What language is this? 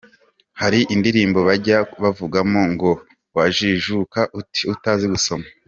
Kinyarwanda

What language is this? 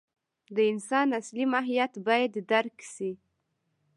Pashto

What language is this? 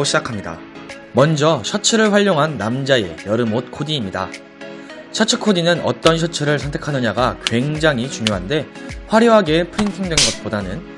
Korean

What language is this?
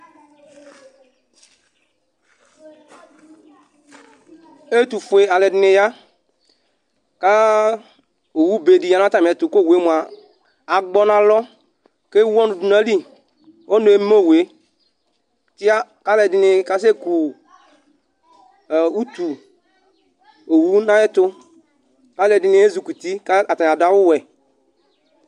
Ikposo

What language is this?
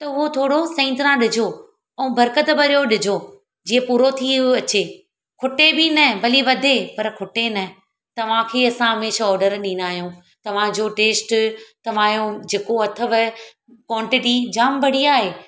Sindhi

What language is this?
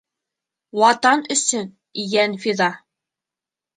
Bashkir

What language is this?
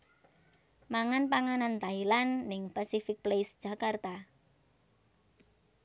Javanese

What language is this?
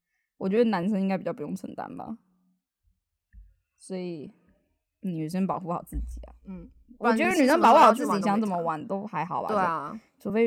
Chinese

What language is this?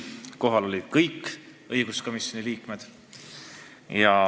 Estonian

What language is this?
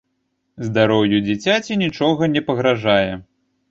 Belarusian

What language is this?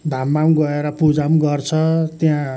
Nepali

